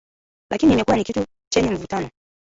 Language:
Swahili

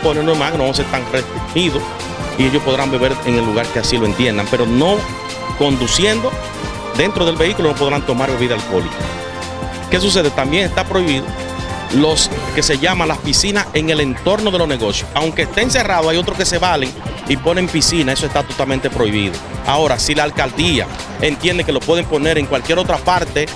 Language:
Spanish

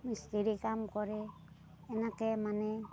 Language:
Assamese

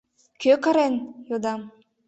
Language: Mari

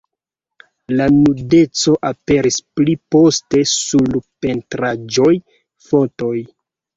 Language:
Esperanto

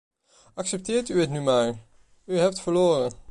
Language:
Dutch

